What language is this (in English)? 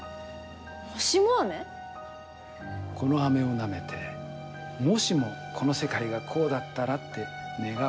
Japanese